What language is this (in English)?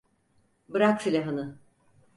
Turkish